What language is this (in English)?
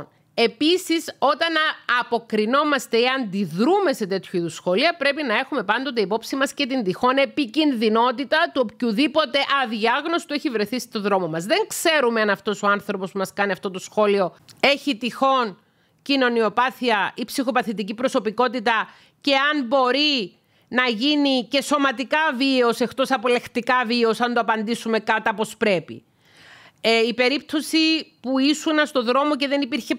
Greek